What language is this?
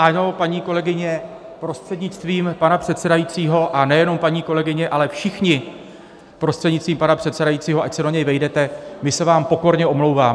Czech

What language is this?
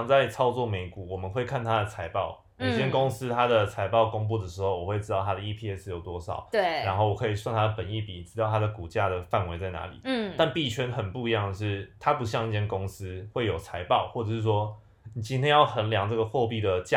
Chinese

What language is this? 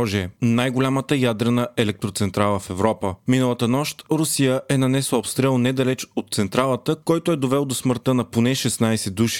Bulgarian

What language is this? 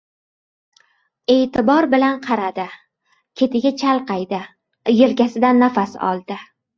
Uzbek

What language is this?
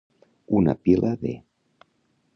Catalan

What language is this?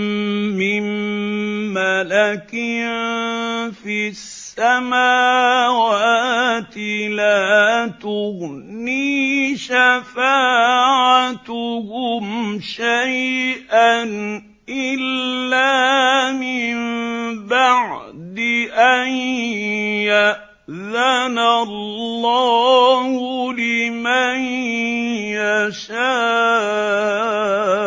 Arabic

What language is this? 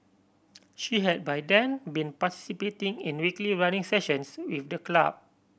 English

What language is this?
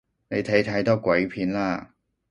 Cantonese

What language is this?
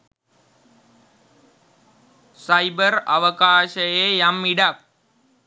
Sinhala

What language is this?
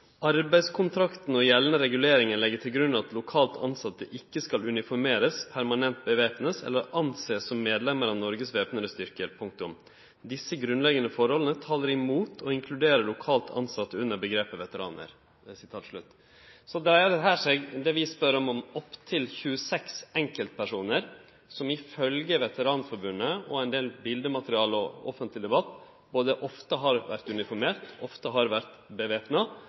Norwegian Nynorsk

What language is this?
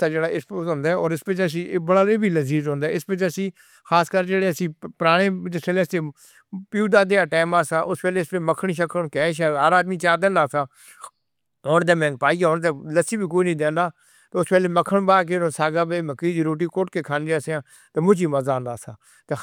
Northern Hindko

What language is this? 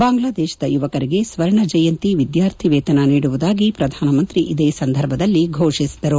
Kannada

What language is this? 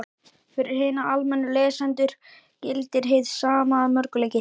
Icelandic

